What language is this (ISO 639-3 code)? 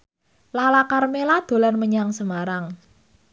jav